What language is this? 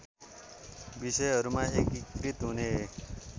Nepali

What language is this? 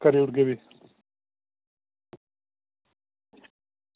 Dogri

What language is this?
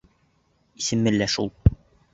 Bashkir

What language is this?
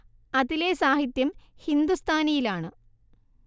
Malayalam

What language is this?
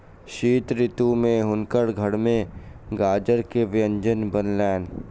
Maithili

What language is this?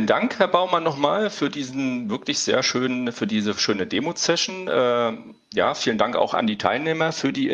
German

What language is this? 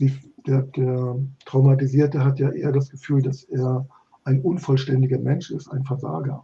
German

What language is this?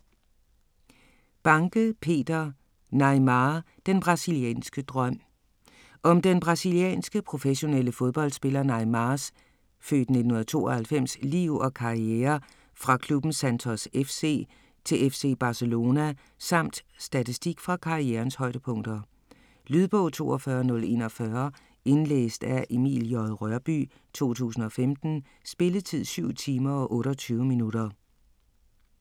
Danish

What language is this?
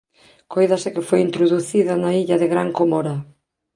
Galician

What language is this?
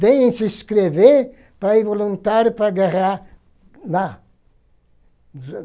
Portuguese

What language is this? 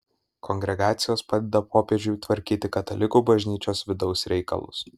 Lithuanian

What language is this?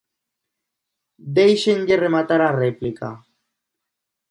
Galician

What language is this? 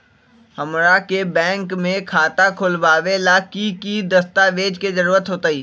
Magahi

